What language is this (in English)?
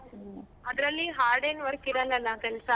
Kannada